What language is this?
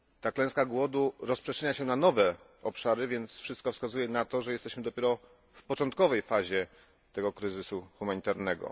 Polish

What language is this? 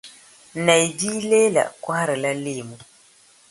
Dagbani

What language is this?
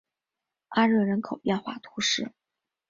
Chinese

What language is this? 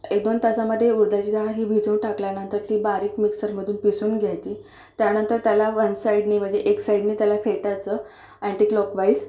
Marathi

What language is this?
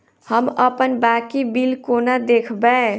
Maithili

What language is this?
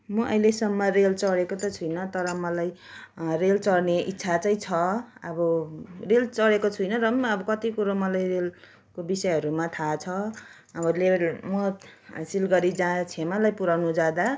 Nepali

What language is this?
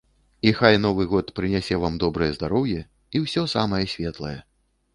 Belarusian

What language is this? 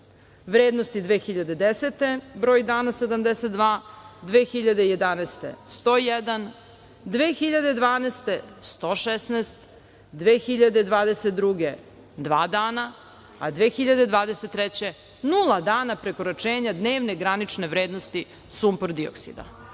Serbian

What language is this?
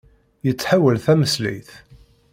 Kabyle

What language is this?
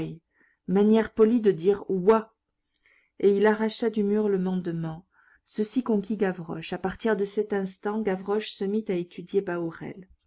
French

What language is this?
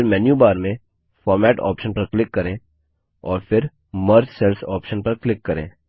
Hindi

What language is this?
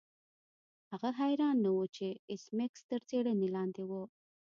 Pashto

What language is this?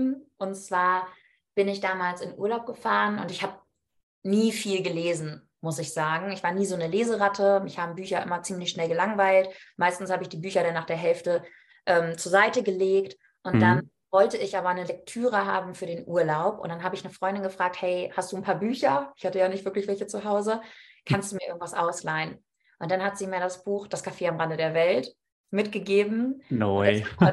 German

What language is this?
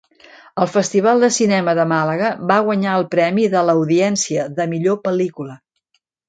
Catalan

